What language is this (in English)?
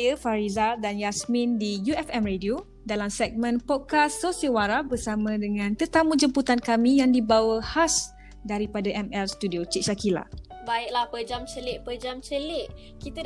Malay